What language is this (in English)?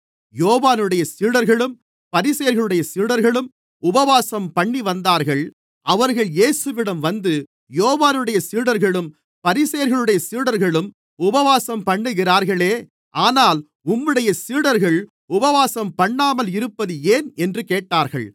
Tamil